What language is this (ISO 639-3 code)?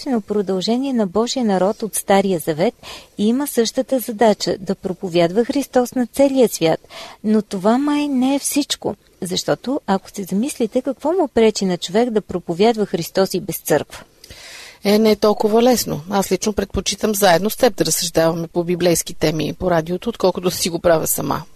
bul